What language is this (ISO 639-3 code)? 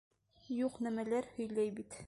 bak